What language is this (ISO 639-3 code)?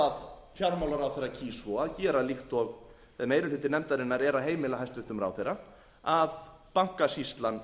isl